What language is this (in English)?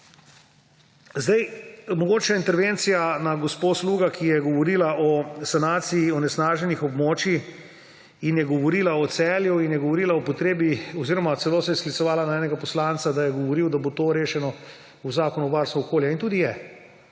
Slovenian